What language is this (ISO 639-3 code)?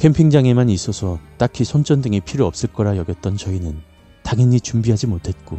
kor